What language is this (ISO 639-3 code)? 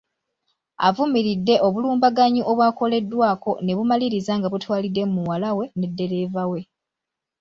lug